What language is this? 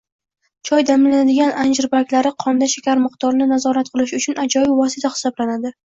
Uzbek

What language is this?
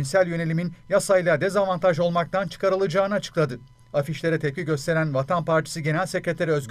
Turkish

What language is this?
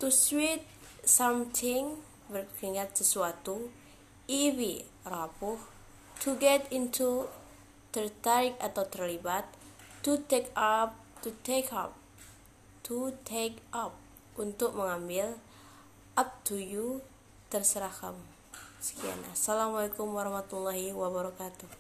Indonesian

